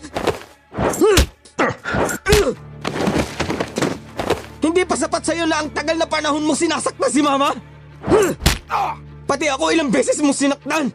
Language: Filipino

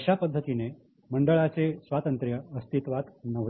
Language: Marathi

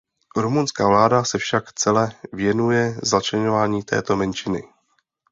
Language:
Czech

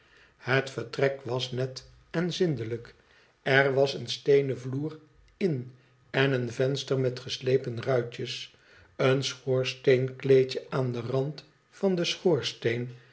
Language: Dutch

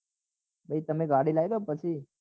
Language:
Gujarati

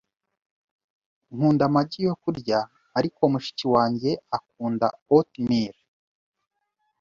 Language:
Kinyarwanda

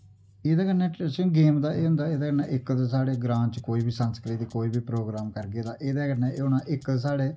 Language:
Dogri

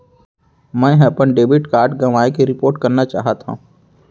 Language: Chhattisgarhi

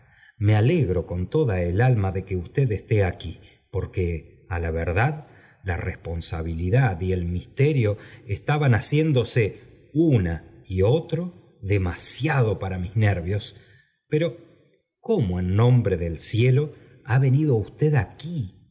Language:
Spanish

